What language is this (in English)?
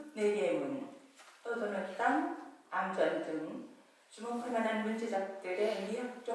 Korean